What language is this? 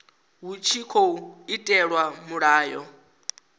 Venda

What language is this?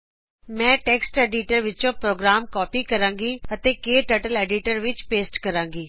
Punjabi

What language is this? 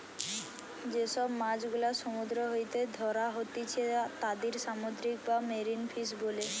Bangla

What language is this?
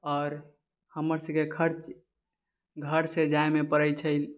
Maithili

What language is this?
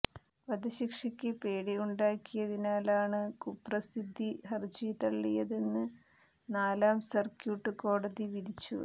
Malayalam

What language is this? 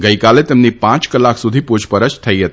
Gujarati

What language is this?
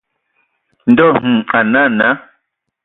Ewondo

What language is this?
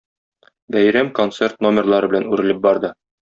Tatar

